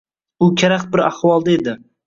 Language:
Uzbek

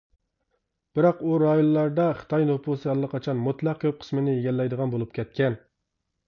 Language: Uyghur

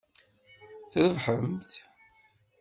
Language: Kabyle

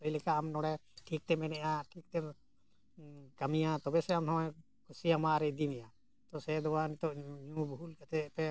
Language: Santali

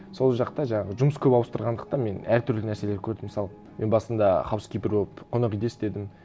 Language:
Kazakh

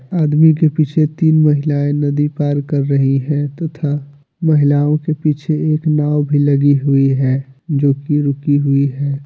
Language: Hindi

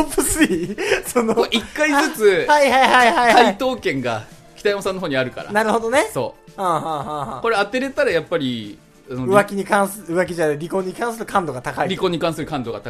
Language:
Japanese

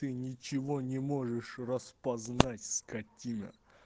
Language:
Russian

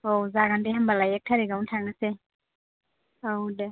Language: Bodo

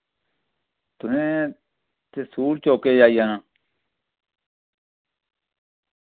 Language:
Dogri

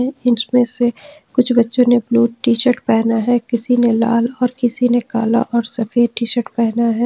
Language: Hindi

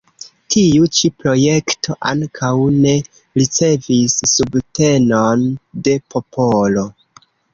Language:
Esperanto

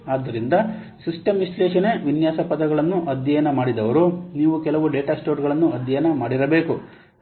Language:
Kannada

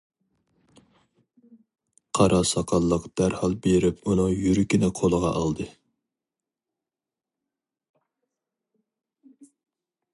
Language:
Uyghur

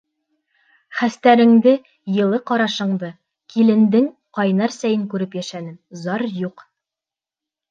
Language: Bashkir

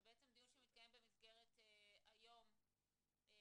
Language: Hebrew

